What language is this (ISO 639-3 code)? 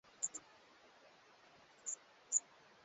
swa